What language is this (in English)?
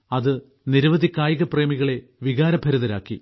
Malayalam